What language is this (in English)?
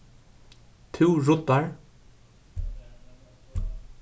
Faroese